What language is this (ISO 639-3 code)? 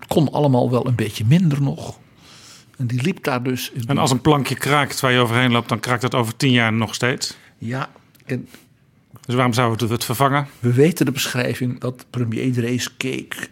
nld